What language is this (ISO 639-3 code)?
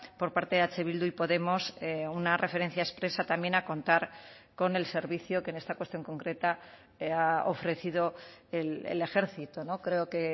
spa